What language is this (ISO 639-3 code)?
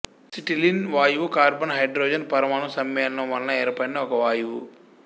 tel